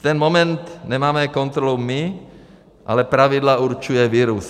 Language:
Czech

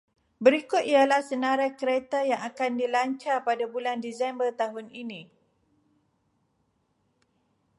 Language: Malay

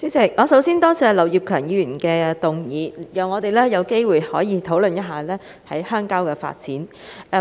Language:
Cantonese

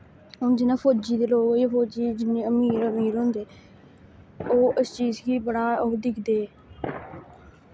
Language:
Dogri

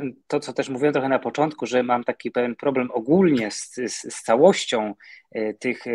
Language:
Polish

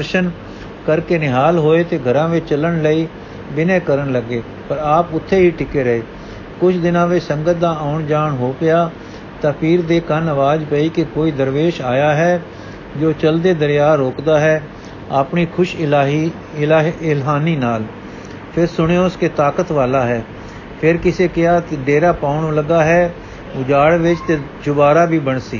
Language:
Punjabi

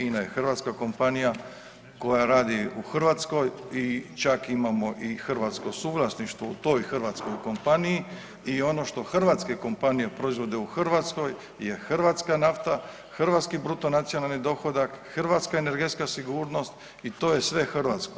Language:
Croatian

